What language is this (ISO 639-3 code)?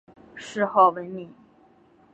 zho